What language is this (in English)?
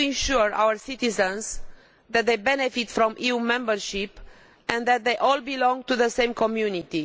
English